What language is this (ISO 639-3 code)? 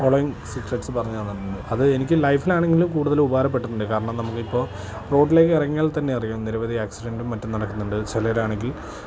mal